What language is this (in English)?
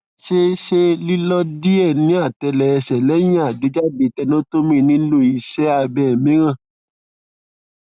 Yoruba